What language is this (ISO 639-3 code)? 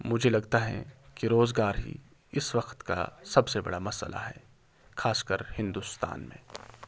urd